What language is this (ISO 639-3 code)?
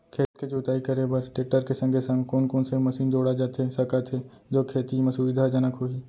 hne